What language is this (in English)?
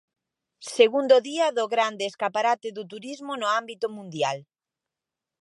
Galician